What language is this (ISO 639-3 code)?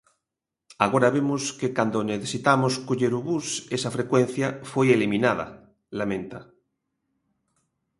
glg